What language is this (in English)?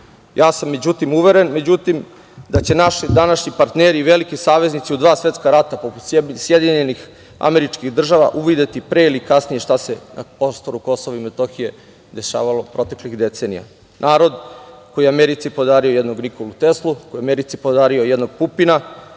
Serbian